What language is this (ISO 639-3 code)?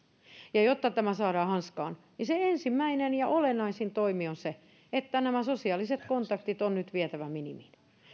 fin